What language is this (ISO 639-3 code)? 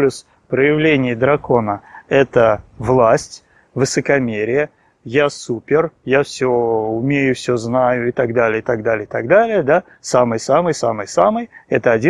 ita